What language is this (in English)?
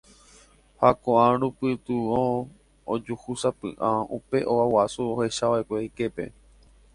Guarani